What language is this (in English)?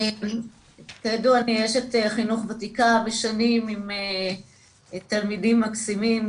Hebrew